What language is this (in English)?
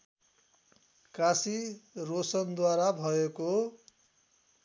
Nepali